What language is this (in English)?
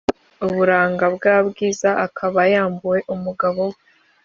Kinyarwanda